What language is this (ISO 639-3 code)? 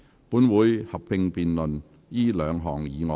yue